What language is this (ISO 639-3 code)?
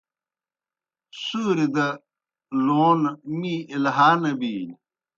plk